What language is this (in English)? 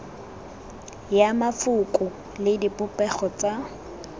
Tswana